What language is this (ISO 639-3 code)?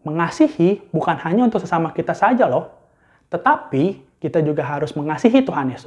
ind